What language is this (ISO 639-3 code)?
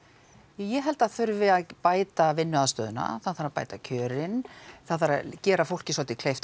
isl